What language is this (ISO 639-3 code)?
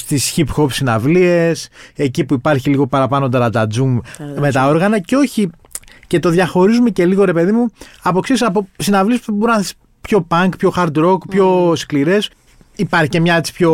ell